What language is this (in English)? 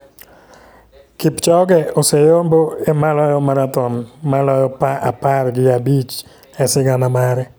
Luo (Kenya and Tanzania)